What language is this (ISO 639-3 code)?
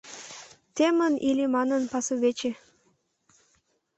chm